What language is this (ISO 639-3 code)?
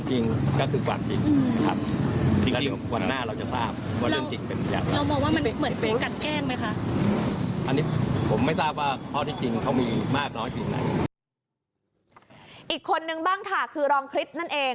tha